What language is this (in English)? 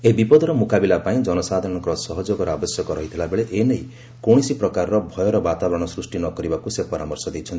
Odia